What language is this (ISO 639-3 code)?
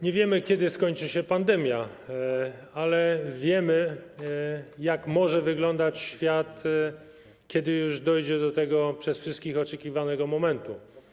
pol